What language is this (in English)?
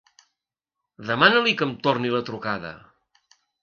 Catalan